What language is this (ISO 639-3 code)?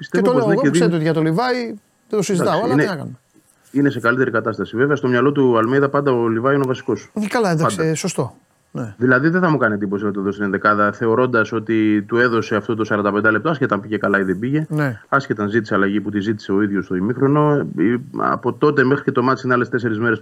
ell